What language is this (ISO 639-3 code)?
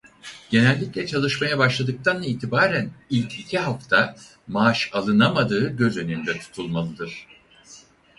tur